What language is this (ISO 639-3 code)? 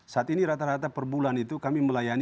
ind